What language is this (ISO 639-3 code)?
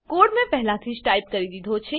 guj